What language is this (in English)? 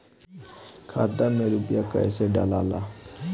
Bhojpuri